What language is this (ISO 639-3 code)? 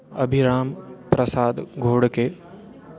san